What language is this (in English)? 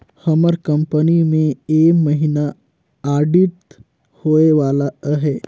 Chhattisgarhi